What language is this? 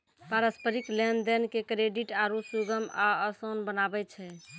Maithili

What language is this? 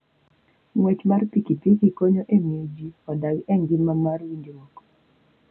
Luo (Kenya and Tanzania)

